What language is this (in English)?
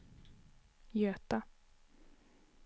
Swedish